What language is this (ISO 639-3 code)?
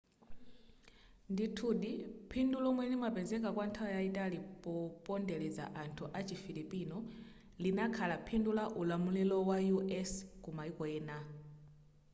nya